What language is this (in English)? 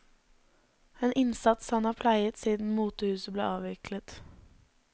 Norwegian